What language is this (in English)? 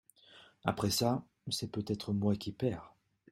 French